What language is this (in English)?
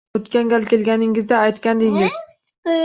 Uzbek